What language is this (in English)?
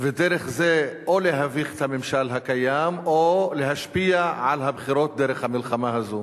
Hebrew